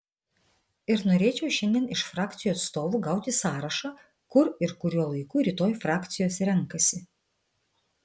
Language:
Lithuanian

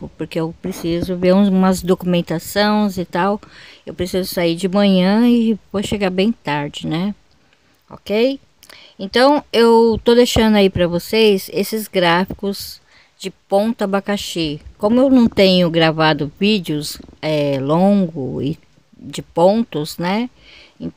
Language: Portuguese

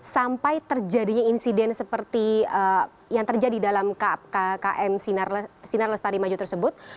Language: Indonesian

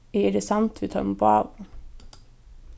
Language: Faroese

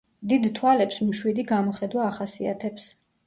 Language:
Georgian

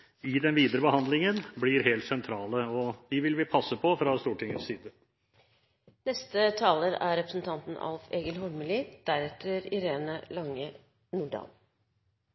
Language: Norwegian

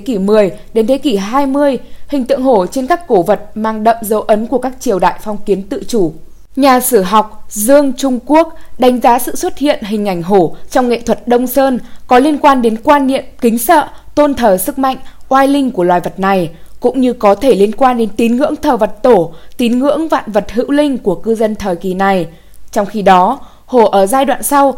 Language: Vietnamese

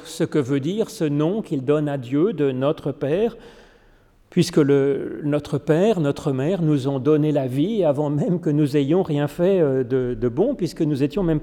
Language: French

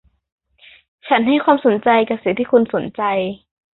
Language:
Thai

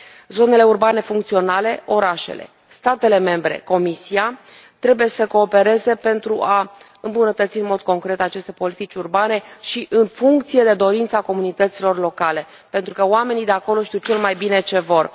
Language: Romanian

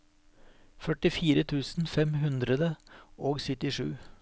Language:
Norwegian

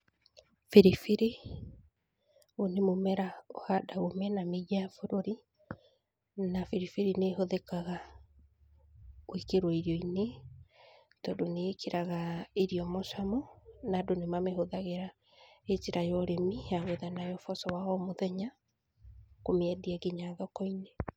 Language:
Kikuyu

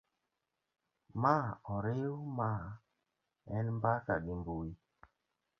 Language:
Luo (Kenya and Tanzania)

